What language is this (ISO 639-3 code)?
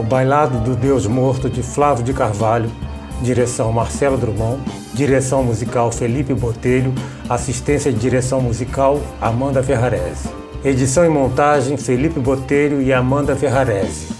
por